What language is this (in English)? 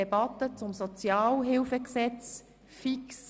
Swiss German